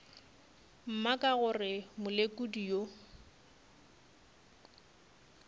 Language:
Northern Sotho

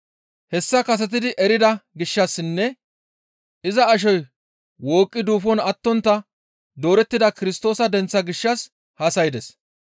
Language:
Gamo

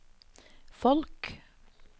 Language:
Norwegian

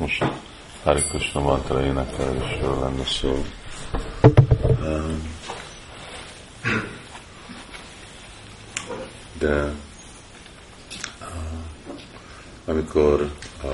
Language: Hungarian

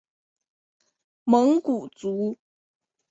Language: Chinese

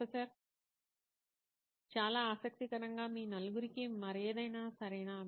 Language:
Telugu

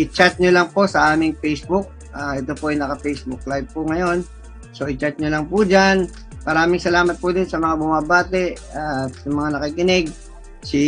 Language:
Filipino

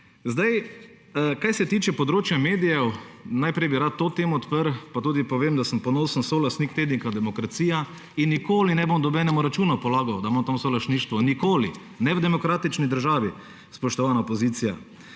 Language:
Slovenian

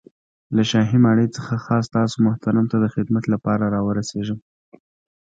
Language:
Pashto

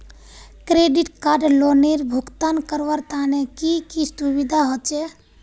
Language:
Magahi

